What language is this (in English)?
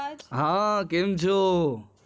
Gujarati